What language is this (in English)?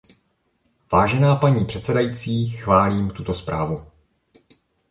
Czech